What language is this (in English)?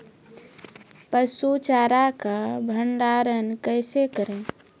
Maithili